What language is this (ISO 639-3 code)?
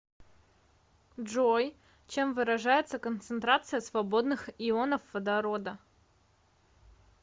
rus